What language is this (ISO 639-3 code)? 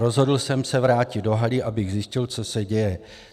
ces